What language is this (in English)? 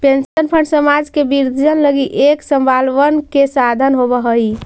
Magahi